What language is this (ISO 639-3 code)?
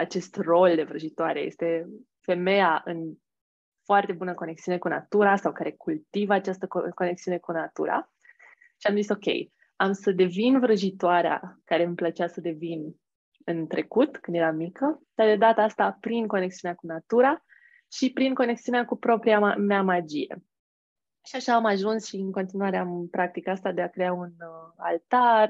ron